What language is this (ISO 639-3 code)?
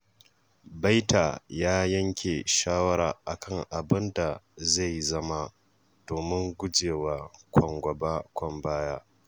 hau